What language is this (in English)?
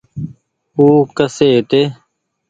Goaria